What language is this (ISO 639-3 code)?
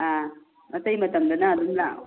mni